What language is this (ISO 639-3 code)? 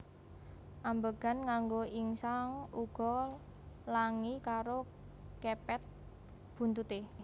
jav